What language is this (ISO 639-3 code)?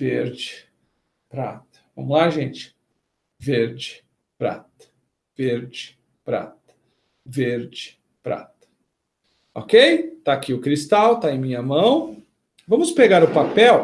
por